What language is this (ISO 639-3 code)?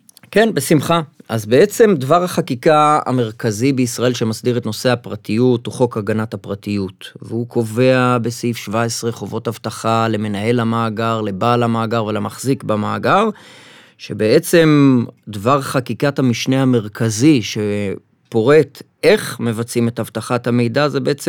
heb